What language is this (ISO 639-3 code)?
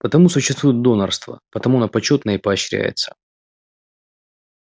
rus